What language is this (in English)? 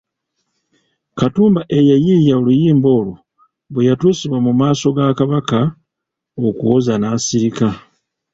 Ganda